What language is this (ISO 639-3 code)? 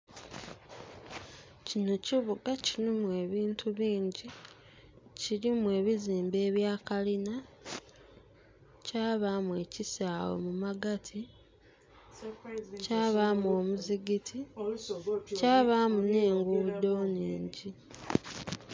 xog